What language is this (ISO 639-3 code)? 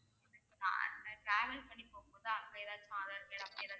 tam